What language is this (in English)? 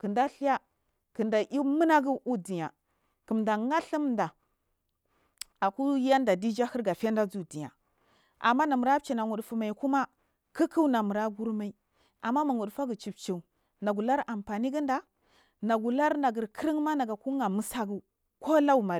Marghi South